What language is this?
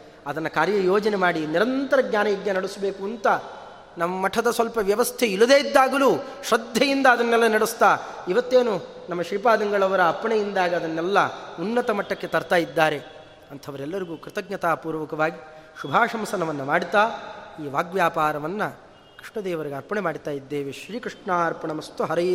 Kannada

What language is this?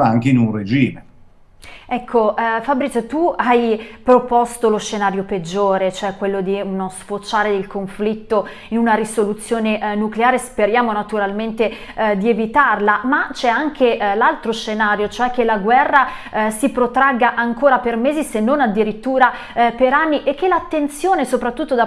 Italian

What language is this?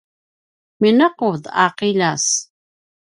Paiwan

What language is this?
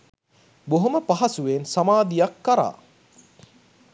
Sinhala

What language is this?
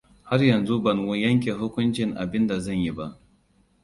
Hausa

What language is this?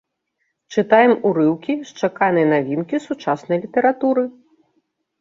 Belarusian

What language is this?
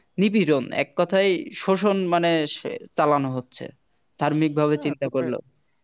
Bangla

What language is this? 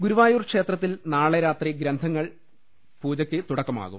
Malayalam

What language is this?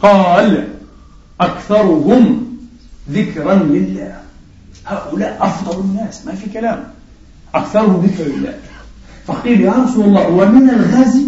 Arabic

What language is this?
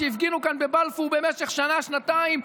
Hebrew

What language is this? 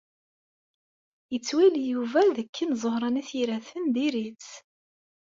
Kabyle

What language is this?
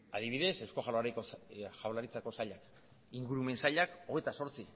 Basque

